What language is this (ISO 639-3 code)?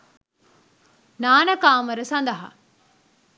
sin